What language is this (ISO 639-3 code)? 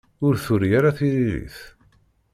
kab